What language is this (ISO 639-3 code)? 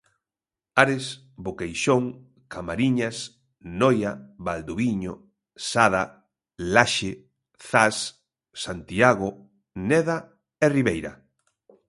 glg